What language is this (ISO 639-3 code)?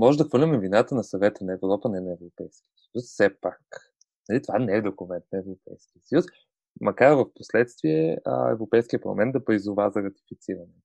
bul